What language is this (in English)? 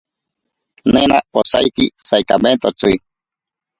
Ashéninka Perené